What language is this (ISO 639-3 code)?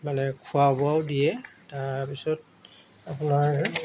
asm